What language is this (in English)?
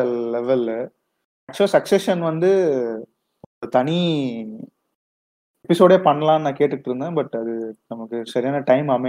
Tamil